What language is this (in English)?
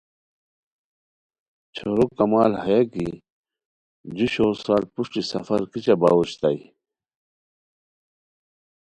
Khowar